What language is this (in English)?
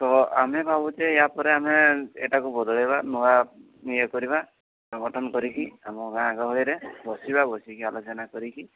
Odia